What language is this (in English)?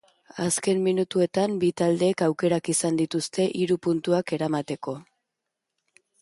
Basque